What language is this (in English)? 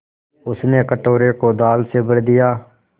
Hindi